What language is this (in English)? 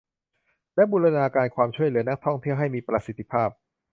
Thai